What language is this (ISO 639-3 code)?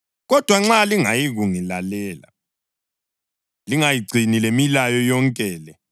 nde